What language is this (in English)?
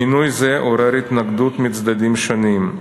Hebrew